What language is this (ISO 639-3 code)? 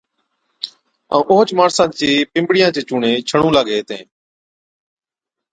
odk